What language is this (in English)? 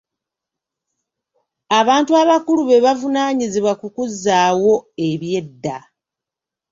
Ganda